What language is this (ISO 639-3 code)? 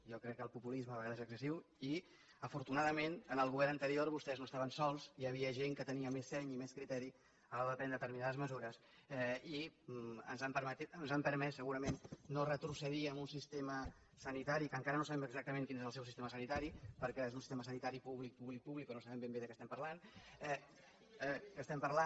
cat